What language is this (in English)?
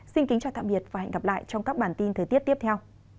Vietnamese